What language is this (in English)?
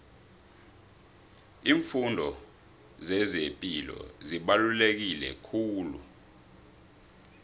South Ndebele